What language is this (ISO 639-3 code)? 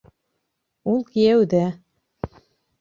bak